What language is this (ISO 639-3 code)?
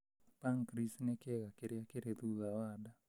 kik